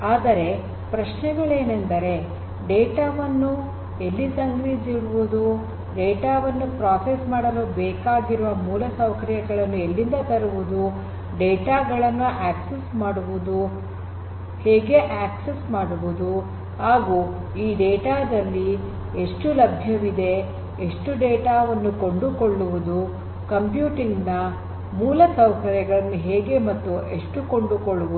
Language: Kannada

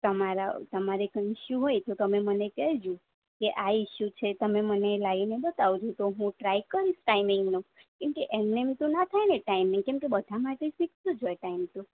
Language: Gujarati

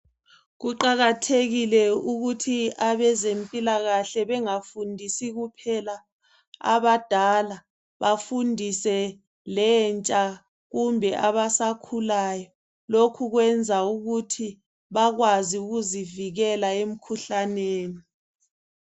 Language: North Ndebele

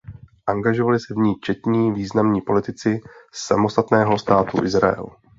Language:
Czech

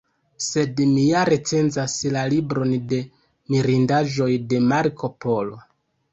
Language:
Esperanto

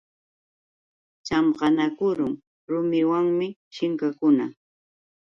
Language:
Yauyos Quechua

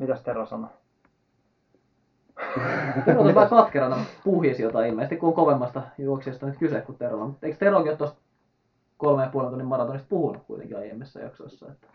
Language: Finnish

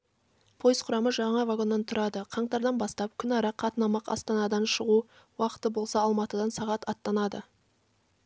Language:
Kazakh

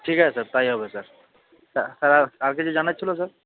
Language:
Bangla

